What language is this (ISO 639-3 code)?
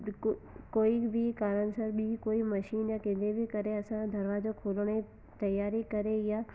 snd